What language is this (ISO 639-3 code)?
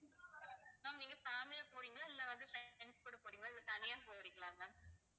tam